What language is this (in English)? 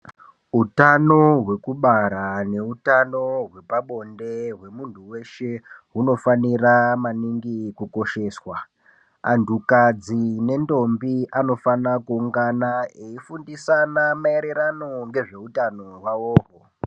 Ndau